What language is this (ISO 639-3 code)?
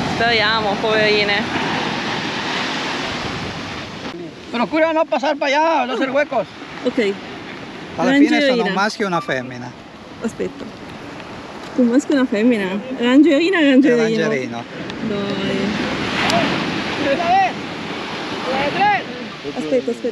ita